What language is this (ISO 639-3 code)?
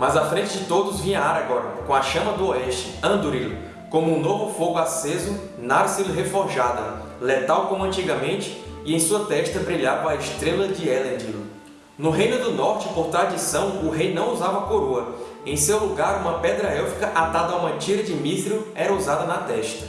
por